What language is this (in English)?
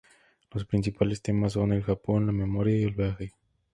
Spanish